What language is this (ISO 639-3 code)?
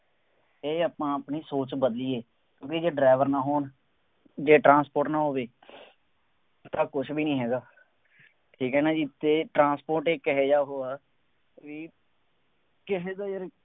pan